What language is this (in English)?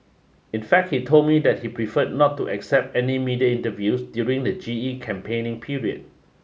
English